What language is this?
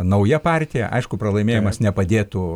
Lithuanian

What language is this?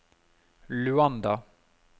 Norwegian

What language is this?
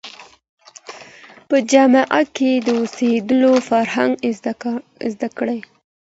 Pashto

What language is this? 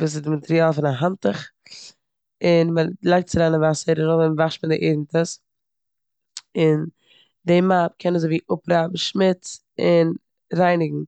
Yiddish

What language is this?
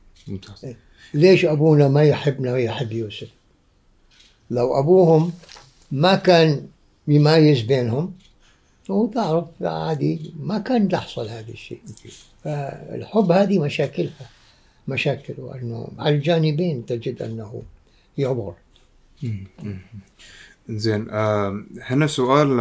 Arabic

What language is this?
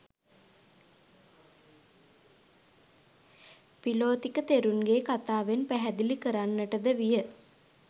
Sinhala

